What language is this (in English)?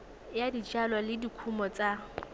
Tswana